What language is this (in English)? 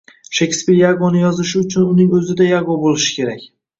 Uzbek